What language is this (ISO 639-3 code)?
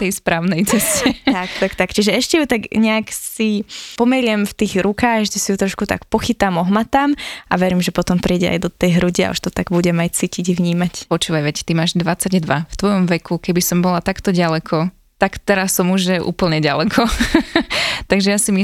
slk